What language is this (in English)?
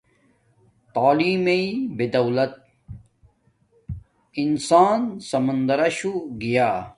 Domaaki